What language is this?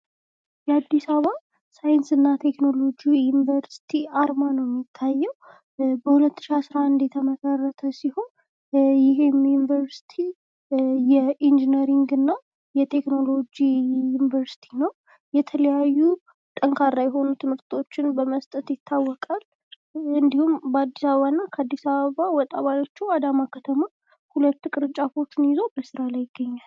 Amharic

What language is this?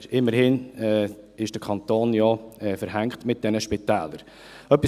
Swiss German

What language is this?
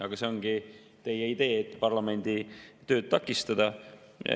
Estonian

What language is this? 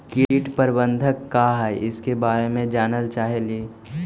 Magahi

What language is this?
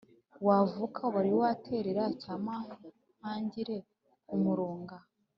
Kinyarwanda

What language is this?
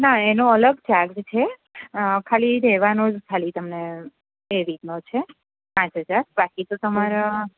Gujarati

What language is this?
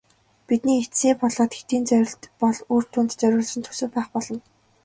Mongolian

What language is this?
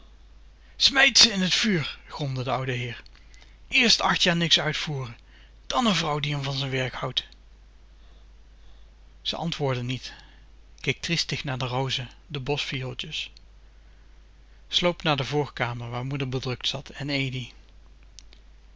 Dutch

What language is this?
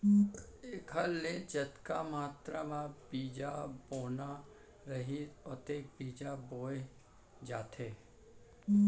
Chhattisgarhi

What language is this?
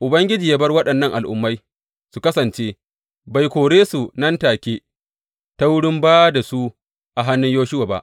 Hausa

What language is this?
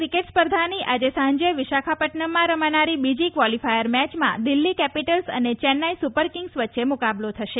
Gujarati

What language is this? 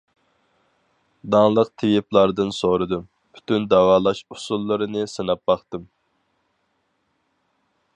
Uyghur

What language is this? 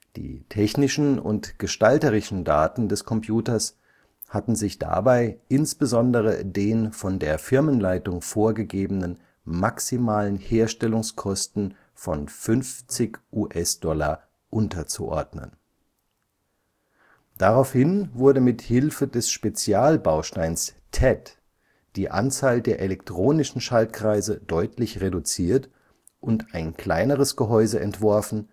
German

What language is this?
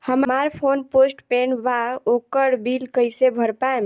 Bhojpuri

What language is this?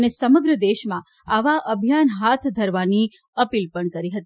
Gujarati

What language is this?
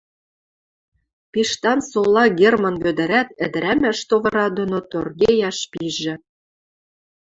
Western Mari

